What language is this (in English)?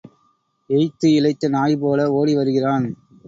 Tamil